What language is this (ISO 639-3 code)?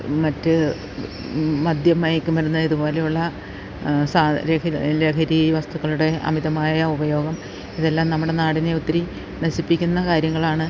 mal